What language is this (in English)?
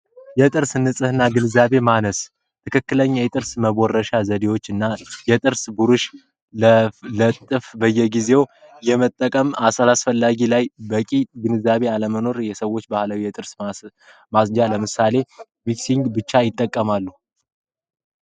Amharic